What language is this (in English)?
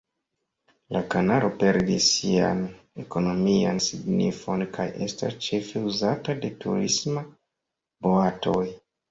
Esperanto